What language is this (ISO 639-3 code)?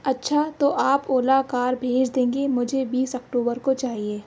urd